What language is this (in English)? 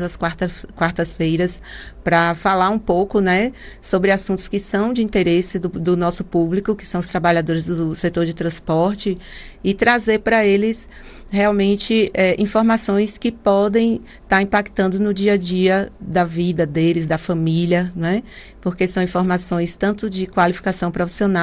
Portuguese